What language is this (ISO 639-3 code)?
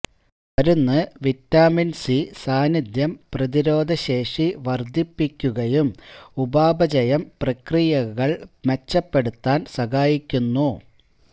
mal